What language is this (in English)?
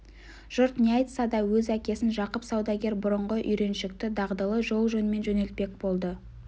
Kazakh